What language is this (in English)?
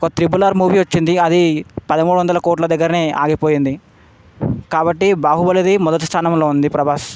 Telugu